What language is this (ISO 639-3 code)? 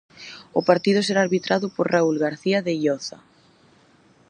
glg